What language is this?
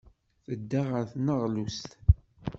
Kabyle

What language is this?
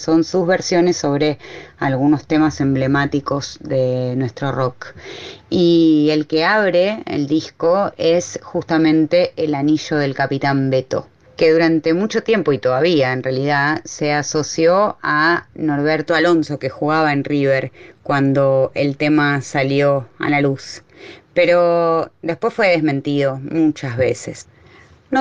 Spanish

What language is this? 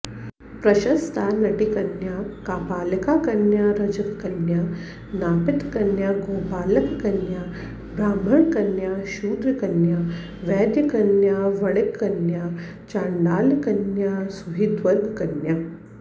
Sanskrit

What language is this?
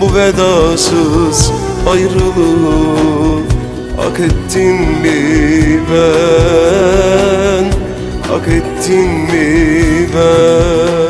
Turkish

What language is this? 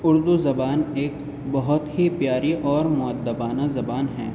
Urdu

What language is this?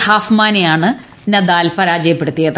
Malayalam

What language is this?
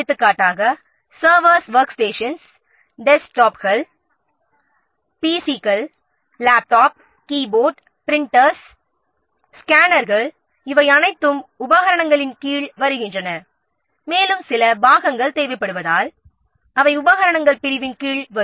Tamil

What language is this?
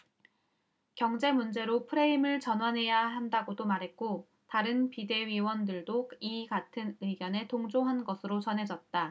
Korean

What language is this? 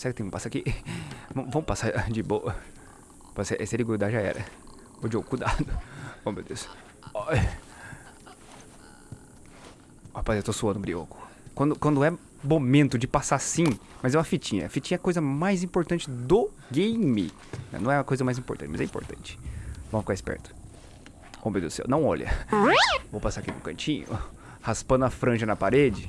Portuguese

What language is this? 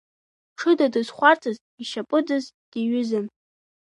Abkhazian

